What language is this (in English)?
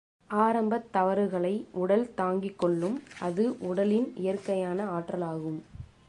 Tamil